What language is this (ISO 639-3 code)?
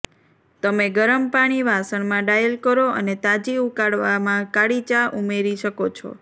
guj